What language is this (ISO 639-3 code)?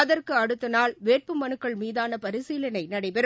tam